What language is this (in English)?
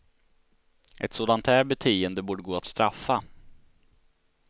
Swedish